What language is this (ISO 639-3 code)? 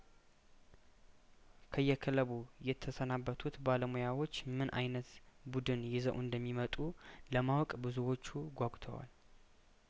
amh